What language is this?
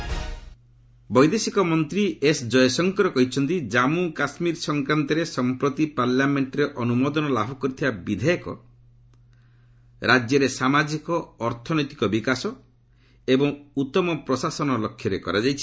Odia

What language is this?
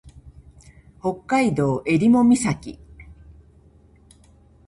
Japanese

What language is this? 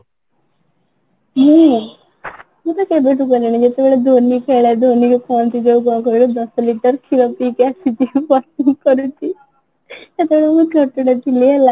Odia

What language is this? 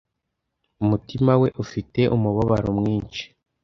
Kinyarwanda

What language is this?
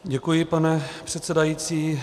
Czech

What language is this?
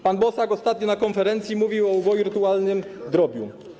Polish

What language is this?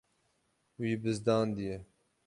Kurdish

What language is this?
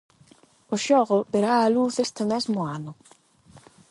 Galician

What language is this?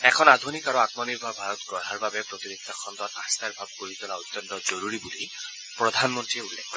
Assamese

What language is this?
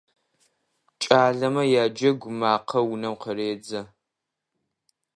Adyghe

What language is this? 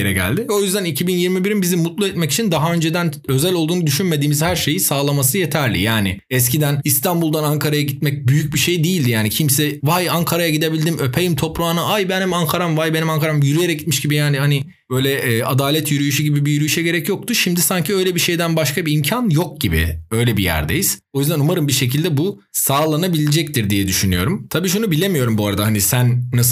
Turkish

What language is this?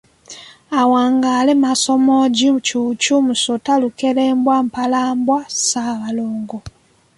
Ganda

